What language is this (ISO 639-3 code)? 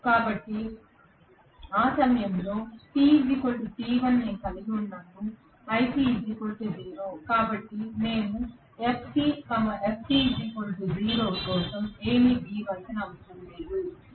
tel